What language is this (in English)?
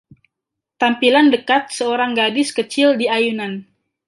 Indonesian